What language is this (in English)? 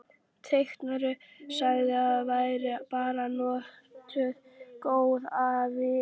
Icelandic